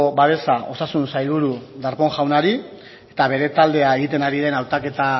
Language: Basque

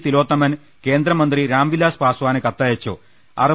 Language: Malayalam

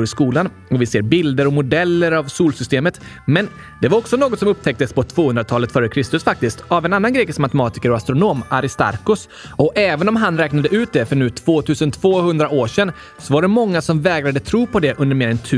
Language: Swedish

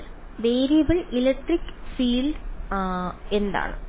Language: Malayalam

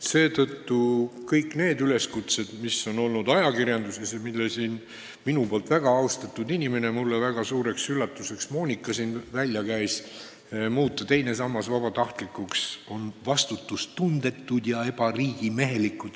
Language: Estonian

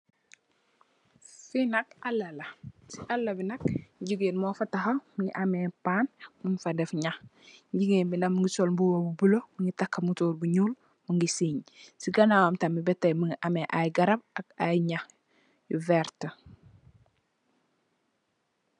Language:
Wolof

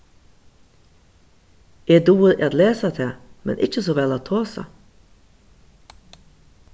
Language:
Faroese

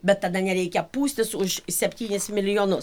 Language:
Lithuanian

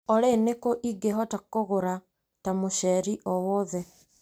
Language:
Kikuyu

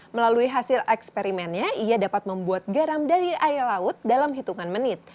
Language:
Indonesian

